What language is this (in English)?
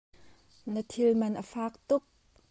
Hakha Chin